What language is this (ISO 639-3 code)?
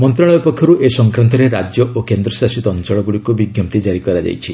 ori